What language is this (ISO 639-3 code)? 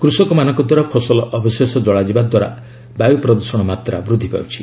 ori